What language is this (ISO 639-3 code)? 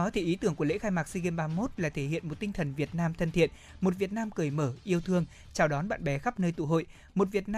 vie